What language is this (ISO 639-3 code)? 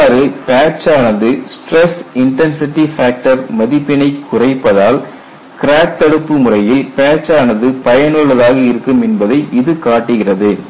tam